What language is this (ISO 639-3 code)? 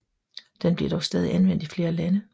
dan